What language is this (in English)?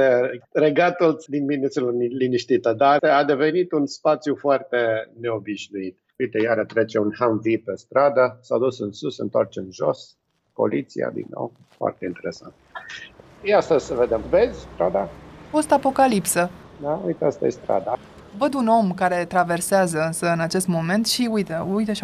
Romanian